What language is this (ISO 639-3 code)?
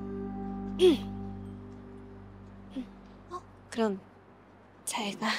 kor